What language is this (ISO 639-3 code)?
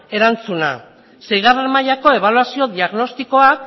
eus